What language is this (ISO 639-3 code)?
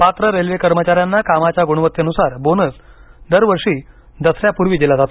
mar